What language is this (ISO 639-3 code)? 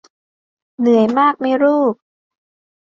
tha